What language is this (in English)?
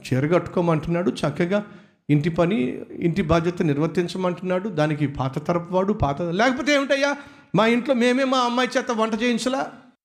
Telugu